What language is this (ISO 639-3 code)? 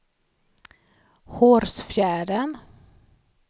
swe